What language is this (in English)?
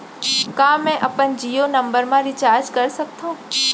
Chhattisgarhi